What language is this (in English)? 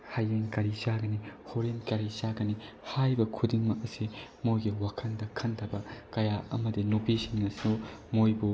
Manipuri